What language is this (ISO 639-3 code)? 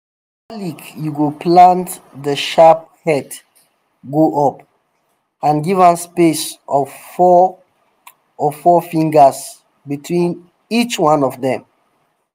pcm